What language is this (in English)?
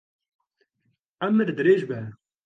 Kurdish